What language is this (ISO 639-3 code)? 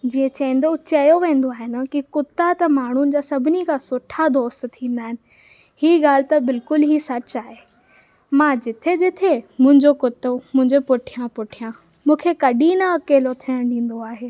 snd